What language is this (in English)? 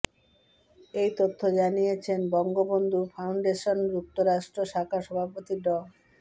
Bangla